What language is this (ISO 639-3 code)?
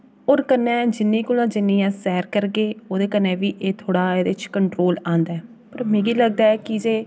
doi